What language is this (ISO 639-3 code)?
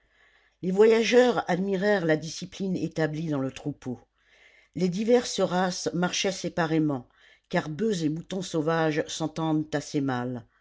fra